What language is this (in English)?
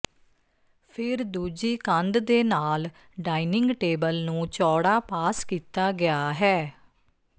Punjabi